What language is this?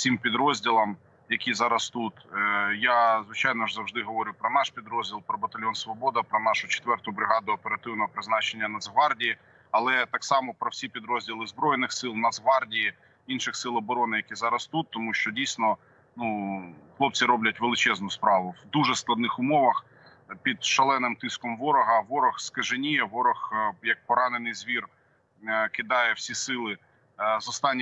Ukrainian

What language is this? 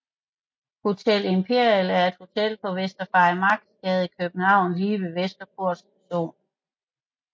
Danish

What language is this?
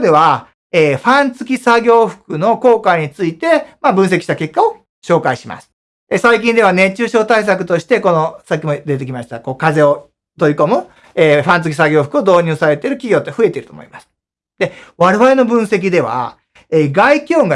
Japanese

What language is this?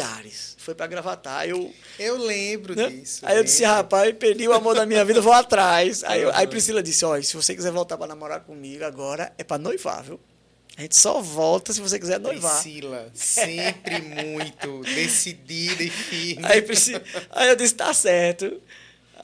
Portuguese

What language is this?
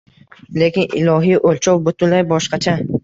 Uzbek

